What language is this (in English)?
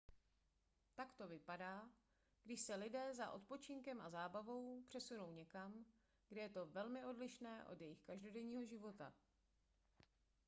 Czech